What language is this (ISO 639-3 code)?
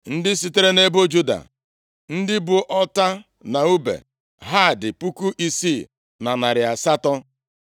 ibo